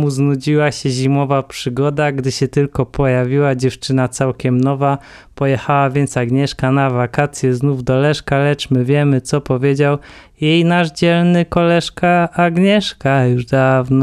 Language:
Polish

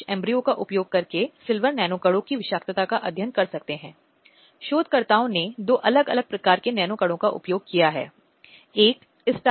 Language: Hindi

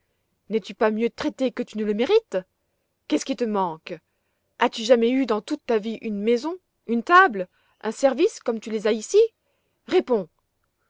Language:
French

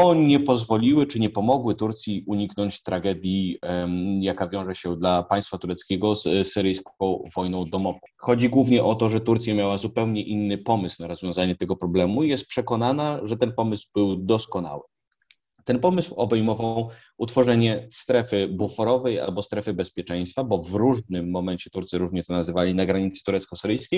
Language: Polish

